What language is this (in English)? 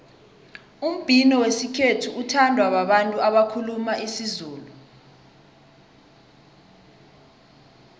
South Ndebele